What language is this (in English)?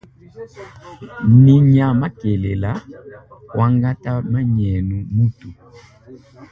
Luba-Lulua